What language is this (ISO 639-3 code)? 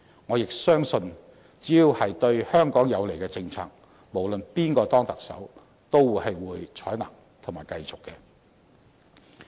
yue